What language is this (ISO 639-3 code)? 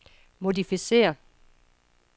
dan